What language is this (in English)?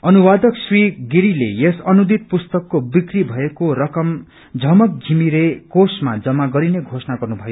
Nepali